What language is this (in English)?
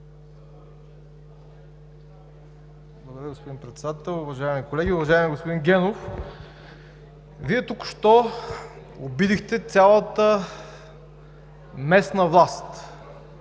Bulgarian